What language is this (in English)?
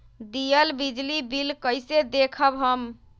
Magahi